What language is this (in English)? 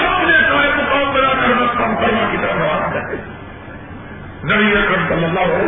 Urdu